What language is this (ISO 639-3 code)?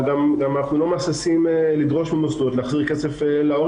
heb